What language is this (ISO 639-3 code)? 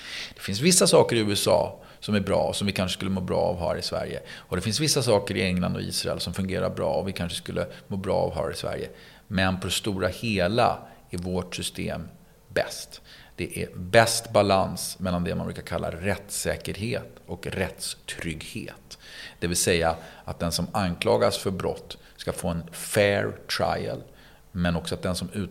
swe